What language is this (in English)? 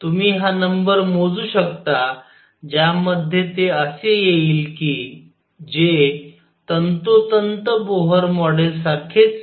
Marathi